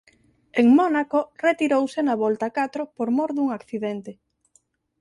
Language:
Galician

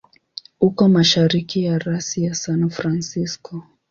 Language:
Swahili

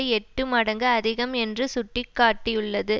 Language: Tamil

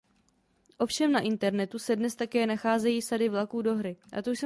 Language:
Czech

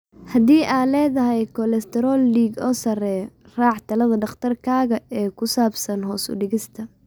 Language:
Somali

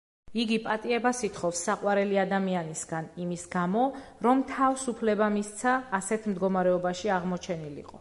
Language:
Georgian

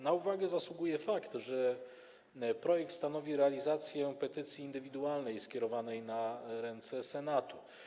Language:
Polish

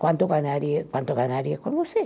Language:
Portuguese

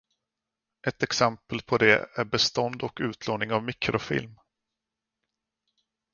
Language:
Swedish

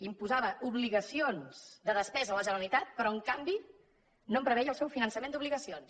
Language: Catalan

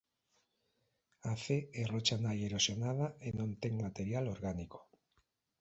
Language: Galician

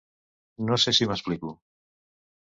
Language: Catalan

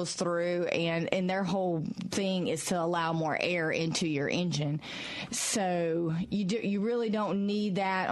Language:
English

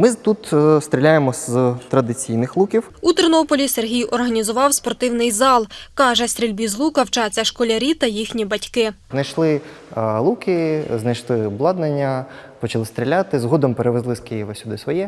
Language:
Ukrainian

